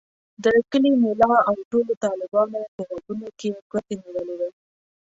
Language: Pashto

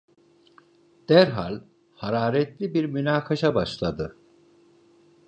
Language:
Turkish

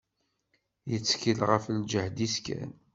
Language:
Kabyle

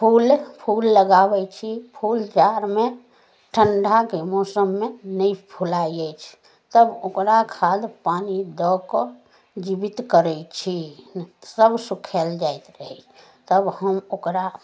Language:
Maithili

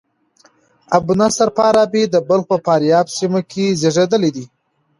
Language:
Pashto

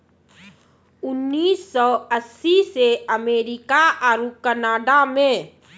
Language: Maithili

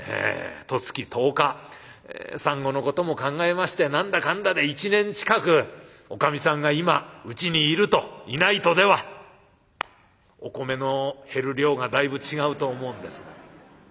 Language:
Japanese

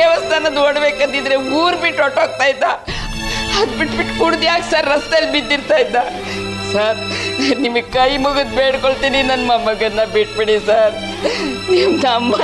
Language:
Arabic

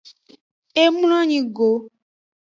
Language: Aja (Benin)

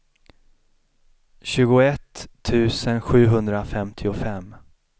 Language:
Swedish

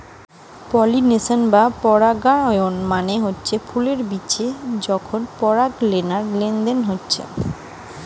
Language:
Bangla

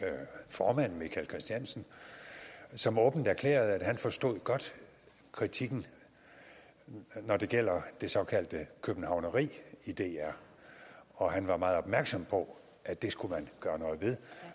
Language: Danish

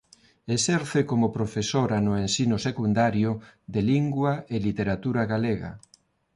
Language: Galician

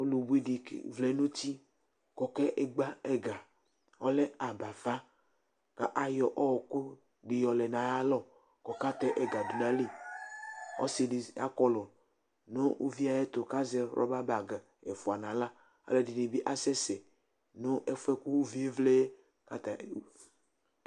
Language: Ikposo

